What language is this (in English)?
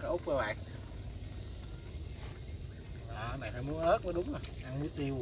Vietnamese